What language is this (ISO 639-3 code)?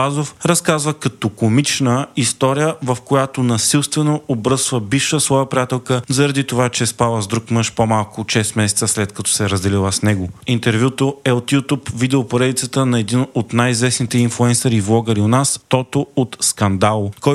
bul